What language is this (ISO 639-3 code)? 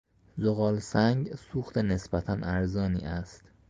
fas